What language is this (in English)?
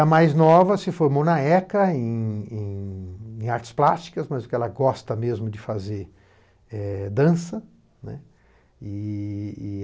Portuguese